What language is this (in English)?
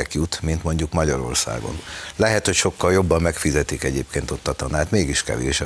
Hungarian